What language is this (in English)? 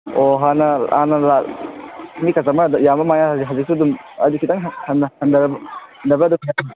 Manipuri